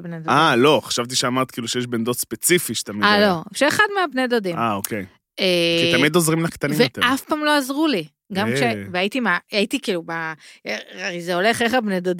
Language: Hebrew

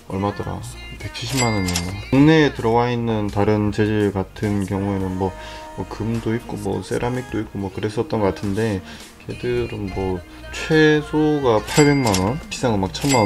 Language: Korean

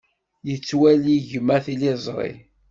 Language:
Kabyle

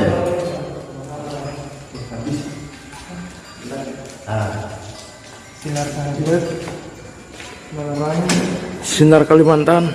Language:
Indonesian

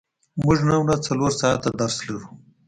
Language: Pashto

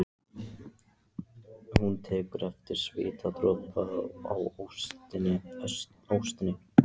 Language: Icelandic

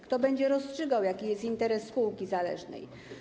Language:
Polish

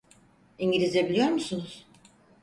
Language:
Turkish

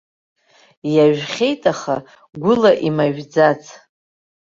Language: Abkhazian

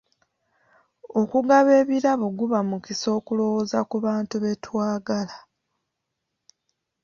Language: Ganda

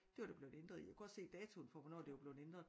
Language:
Danish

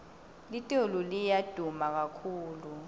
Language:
Swati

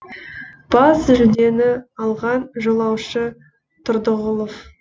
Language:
Kazakh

